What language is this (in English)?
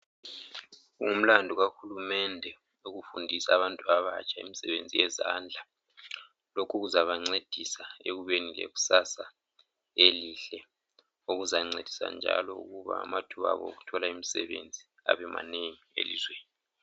North Ndebele